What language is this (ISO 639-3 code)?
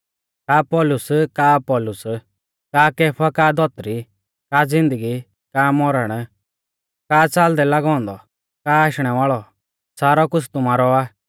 bfz